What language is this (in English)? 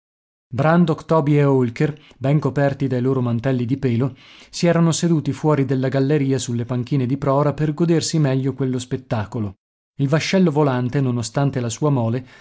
Italian